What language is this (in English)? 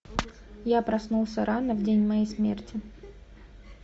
Russian